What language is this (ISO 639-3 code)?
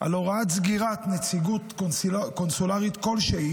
heb